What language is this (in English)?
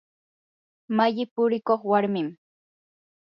Yanahuanca Pasco Quechua